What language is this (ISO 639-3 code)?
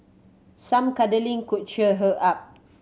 eng